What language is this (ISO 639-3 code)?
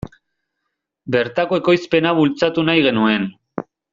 eus